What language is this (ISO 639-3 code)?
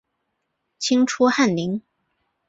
zho